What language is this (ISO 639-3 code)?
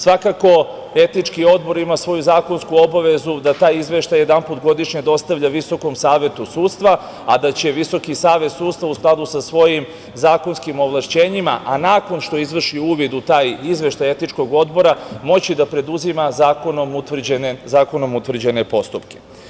srp